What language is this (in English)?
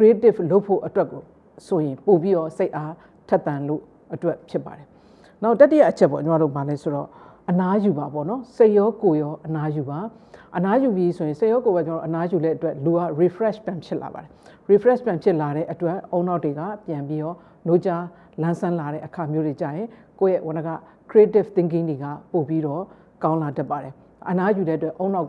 English